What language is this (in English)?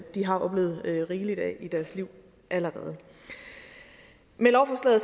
Danish